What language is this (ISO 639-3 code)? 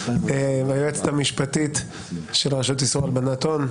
heb